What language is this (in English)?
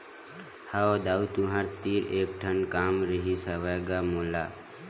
Chhattisgarhi